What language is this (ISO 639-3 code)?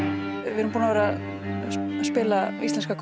isl